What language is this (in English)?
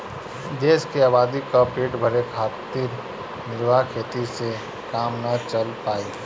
Bhojpuri